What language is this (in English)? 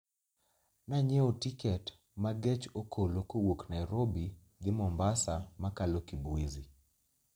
Luo (Kenya and Tanzania)